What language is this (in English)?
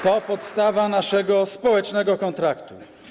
Polish